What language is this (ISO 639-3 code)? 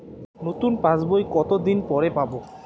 ben